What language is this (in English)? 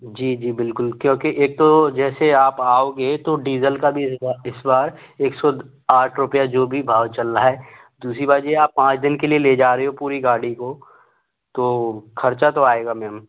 Hindi